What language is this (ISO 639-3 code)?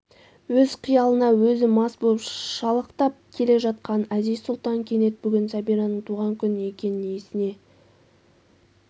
kaz